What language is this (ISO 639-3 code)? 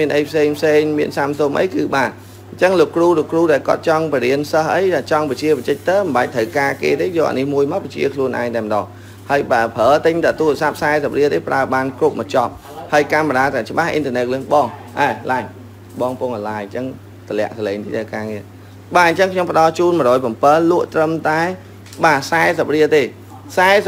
vie